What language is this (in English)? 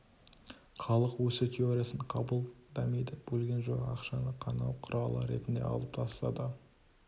Kazakh